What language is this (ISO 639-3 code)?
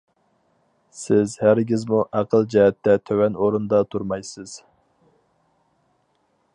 uig